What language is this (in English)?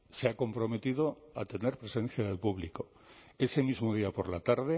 Spanish